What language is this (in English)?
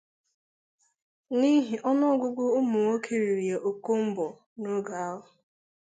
Igbo